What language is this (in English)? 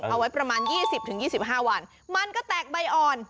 Thai